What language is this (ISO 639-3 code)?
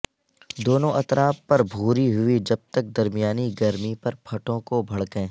urd